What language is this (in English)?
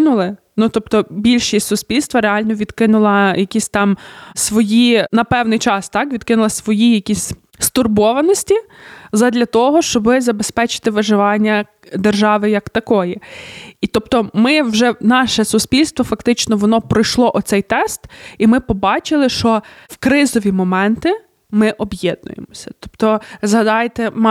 Ukrainian